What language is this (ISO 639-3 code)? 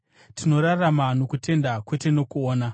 sna